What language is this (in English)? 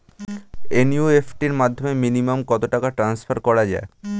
Bangla